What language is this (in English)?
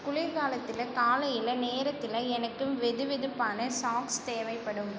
Tamil